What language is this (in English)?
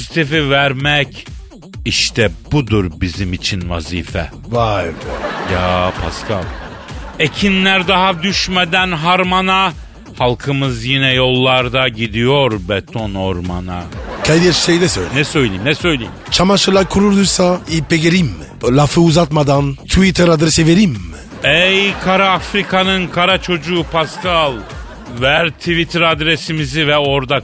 Turkish